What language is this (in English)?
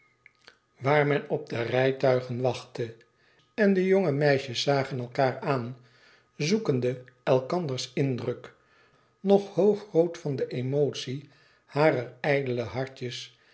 Dutch